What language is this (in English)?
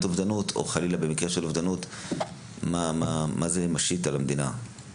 Hebrew